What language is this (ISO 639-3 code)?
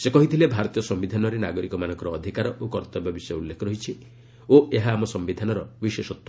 ori